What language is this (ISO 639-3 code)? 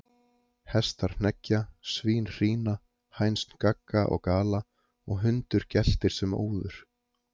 isl